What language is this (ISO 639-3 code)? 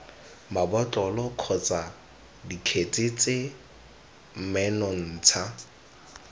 tsn